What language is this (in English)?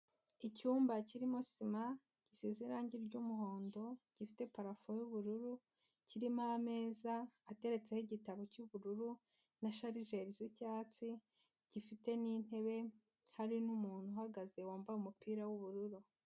Kinyarwanda